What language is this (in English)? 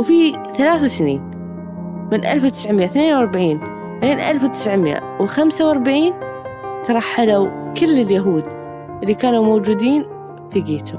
Arabic